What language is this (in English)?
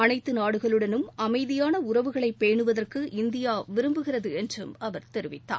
Tamil